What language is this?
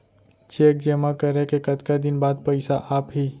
Chhattisgarhi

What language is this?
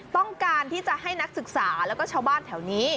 Thai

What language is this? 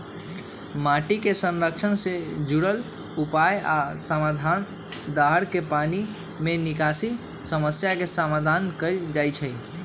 Magahi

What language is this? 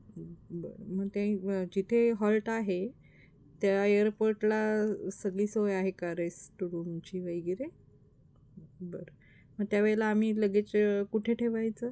Marathi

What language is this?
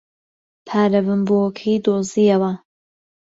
Central Kurdish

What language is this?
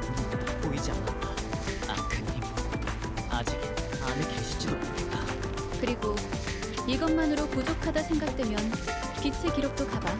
Korean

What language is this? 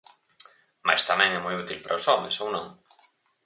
Galician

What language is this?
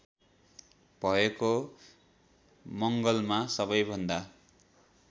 Nepali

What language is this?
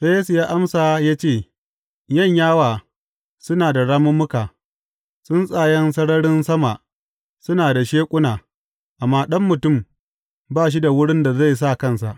Hausa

